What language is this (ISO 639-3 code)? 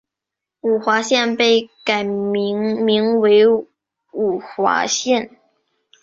zho